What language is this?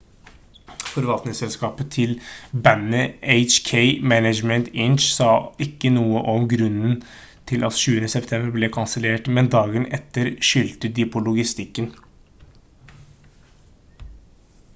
Norwegian Bokmål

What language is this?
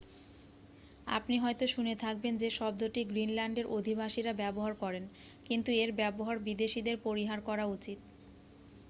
Bangla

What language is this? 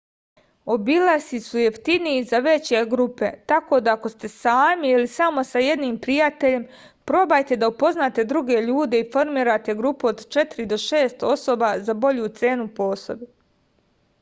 Serbian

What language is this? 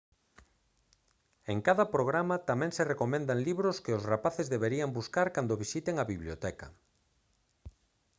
Galician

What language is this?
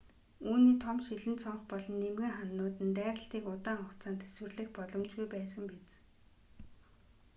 Mongolian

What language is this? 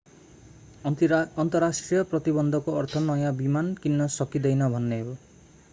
Nepali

